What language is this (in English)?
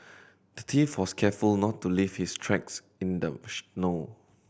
English